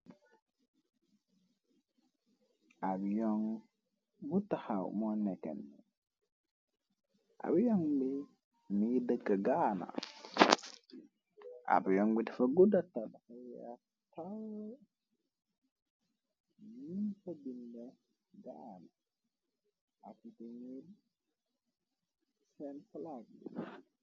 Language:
Wolof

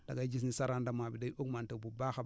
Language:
Wolof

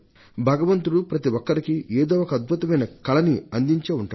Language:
Telugu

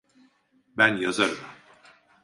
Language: Turkish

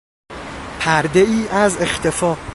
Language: Persian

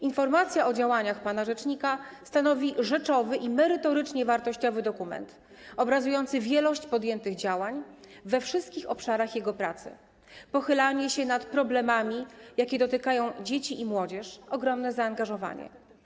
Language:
Polish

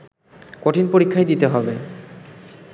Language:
Bangla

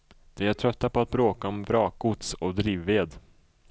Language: Swedish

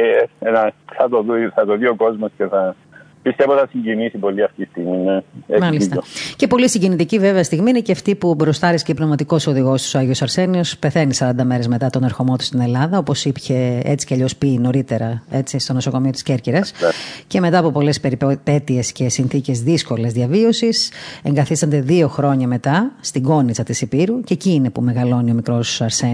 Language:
Greek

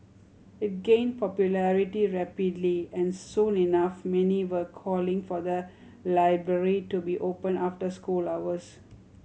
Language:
English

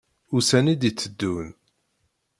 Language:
Kabyle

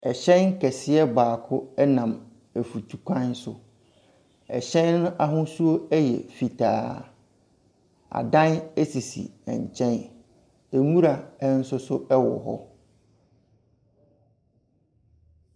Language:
Akan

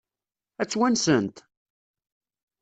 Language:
Kabyle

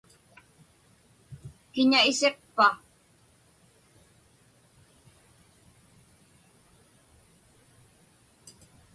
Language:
Inupiaq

